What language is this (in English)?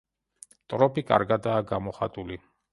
Georgian